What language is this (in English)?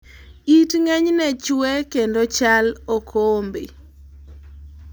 Luo (Kenya and Tanzania)